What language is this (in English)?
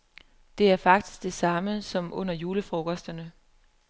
Danish